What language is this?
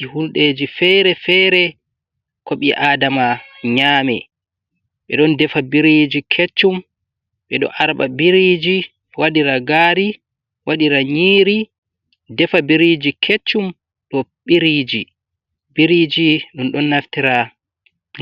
Fula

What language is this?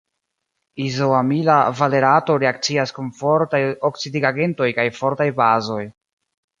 Esperanto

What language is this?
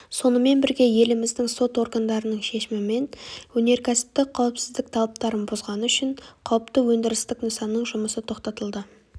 Kazakh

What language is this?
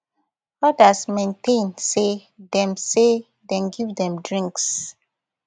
Nigerian Pidgin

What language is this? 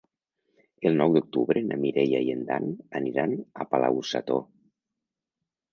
Catalan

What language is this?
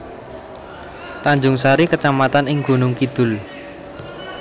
Javanese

